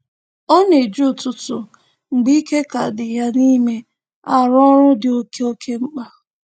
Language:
Igbo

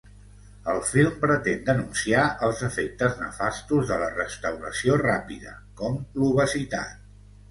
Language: Catalan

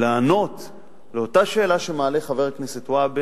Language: Hebrew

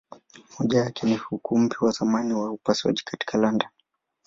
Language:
Swahili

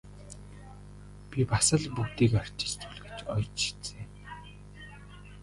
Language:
Mongolian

